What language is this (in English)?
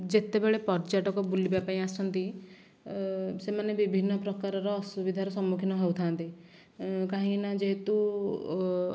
Odia